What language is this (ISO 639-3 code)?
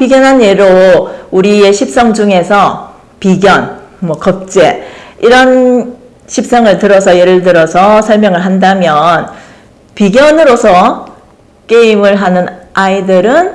kor